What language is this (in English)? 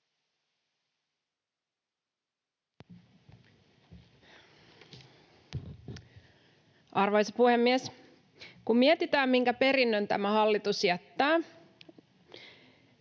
Finnish